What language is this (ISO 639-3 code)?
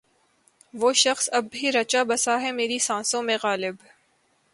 urd